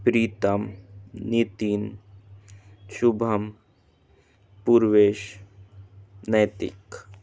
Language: Hindi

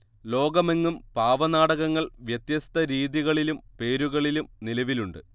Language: Malayalam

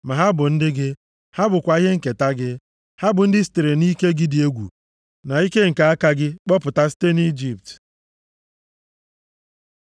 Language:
Igbo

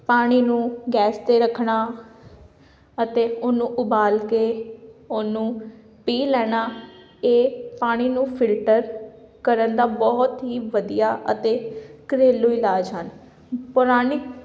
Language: Punjabi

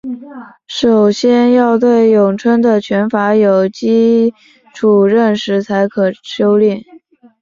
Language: Chinese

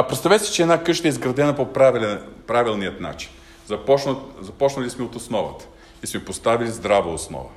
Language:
Bulgarian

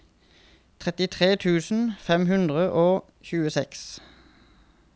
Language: Norwegian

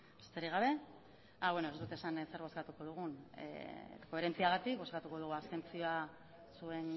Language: Basque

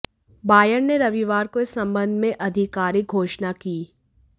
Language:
Hindi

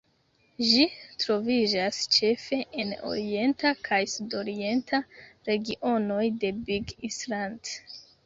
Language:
Esperanto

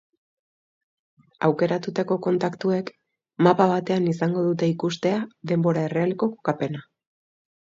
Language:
Basque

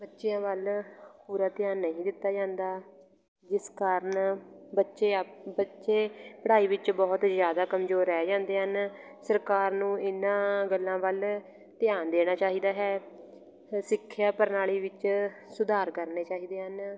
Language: Punjabi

